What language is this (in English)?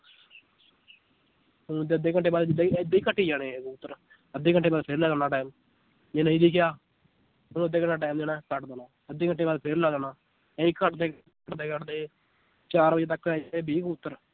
Punjabi